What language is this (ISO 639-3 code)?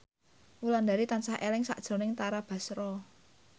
jav